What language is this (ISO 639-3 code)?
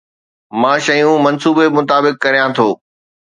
snd